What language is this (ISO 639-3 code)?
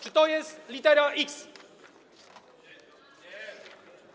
pol